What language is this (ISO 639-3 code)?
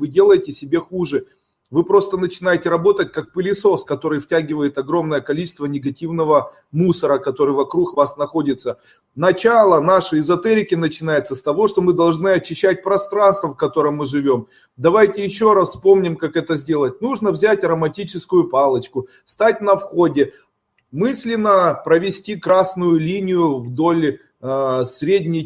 rus